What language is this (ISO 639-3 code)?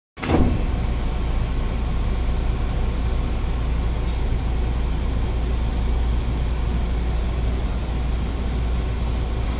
jpn